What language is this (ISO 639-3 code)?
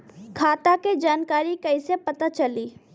bho